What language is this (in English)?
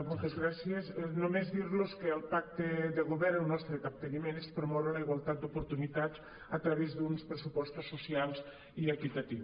Catalan